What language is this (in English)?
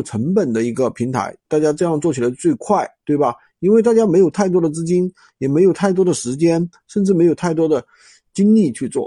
Chinese